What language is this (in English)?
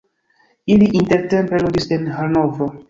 Esperanto